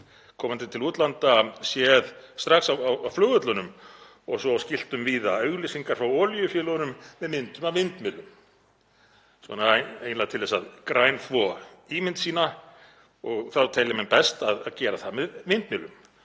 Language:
Icelandic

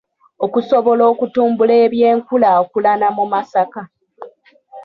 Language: Ganda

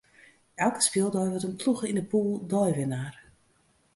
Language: Western Frisian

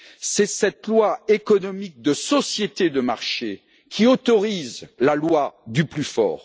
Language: French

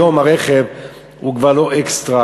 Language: Hebrew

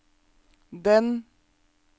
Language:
Norwegian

